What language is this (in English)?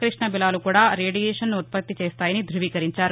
Telugu